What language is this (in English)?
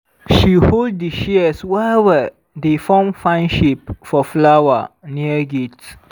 Nigerian Pidgin